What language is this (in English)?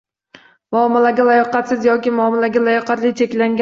Uzbek